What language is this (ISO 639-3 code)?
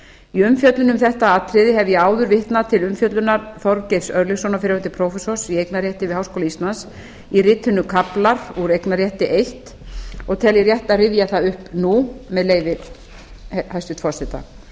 isl